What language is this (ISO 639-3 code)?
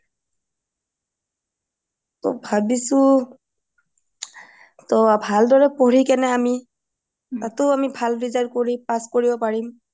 asm